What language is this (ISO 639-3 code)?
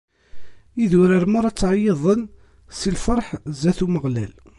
kab